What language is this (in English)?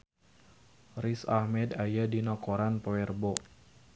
Sundanese